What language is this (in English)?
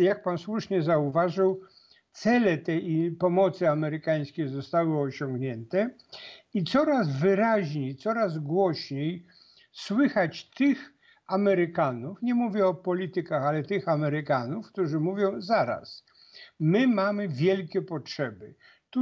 Polish